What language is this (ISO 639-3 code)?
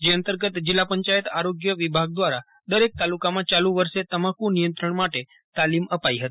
guj